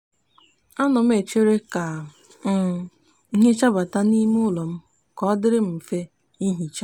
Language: Igbo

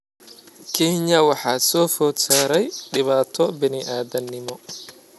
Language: Somali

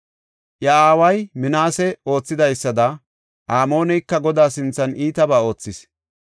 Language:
Gofa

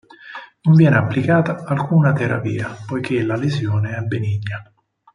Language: Italian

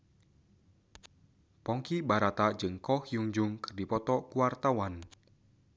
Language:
Sundanese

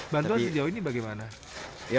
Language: Indonesian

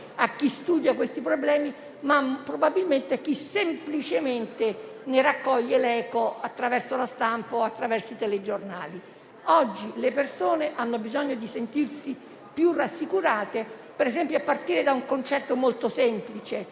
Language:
Italian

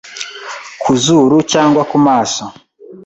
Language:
Kinyarwanda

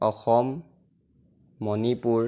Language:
Assamese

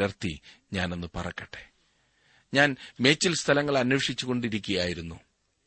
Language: Malayalam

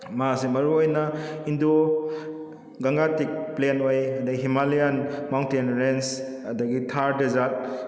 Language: Manipuri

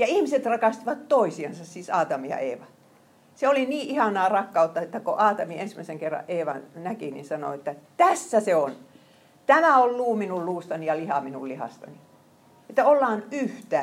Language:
Finnish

